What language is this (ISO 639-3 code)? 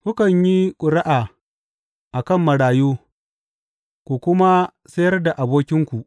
hau